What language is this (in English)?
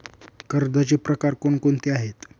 Marathi